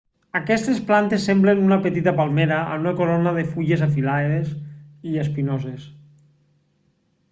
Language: Catalan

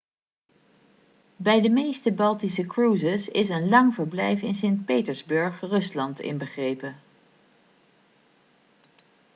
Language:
Dutch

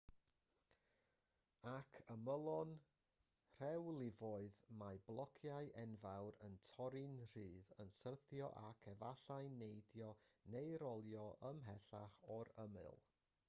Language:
Welsh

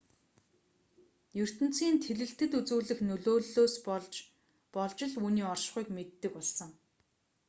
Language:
Mongolian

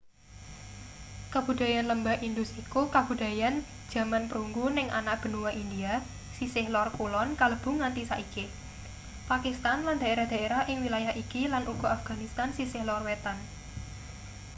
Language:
Javanese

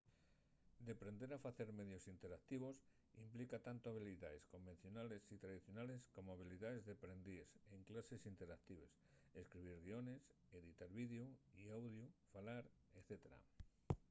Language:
Asturian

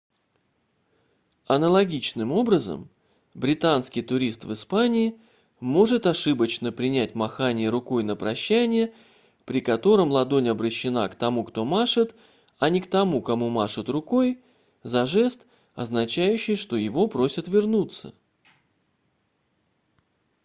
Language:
Russian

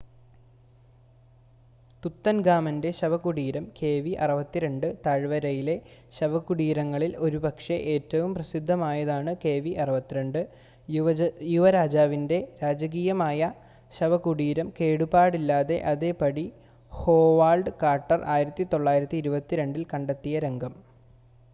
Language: Malayalam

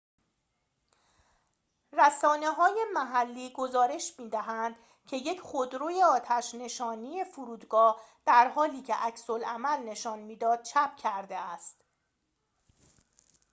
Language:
Persian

